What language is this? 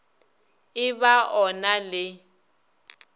Northern Sotho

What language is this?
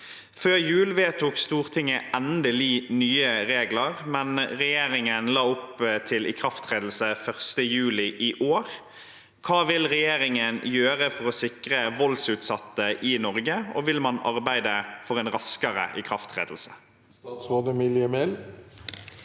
Norwegian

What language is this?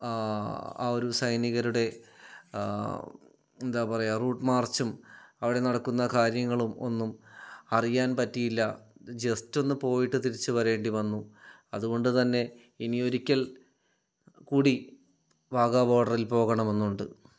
Malayalam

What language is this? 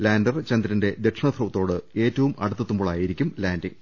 Malayalam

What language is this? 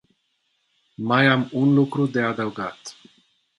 Romanian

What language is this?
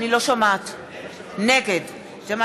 Hebrew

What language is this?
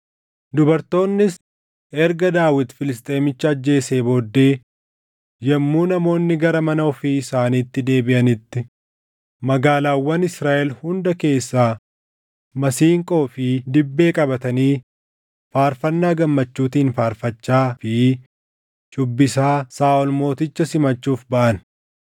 Oromo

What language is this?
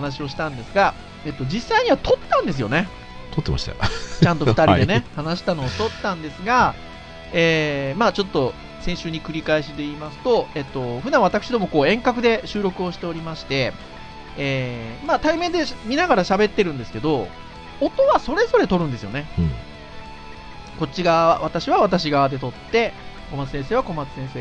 Japanese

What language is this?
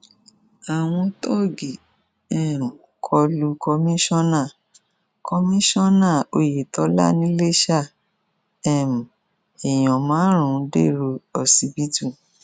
Yoruba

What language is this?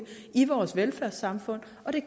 Danish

